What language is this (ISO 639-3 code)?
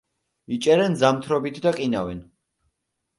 kat